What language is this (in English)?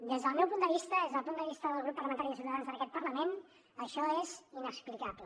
Catalan